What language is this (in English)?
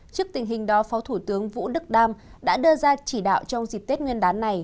Vietnamese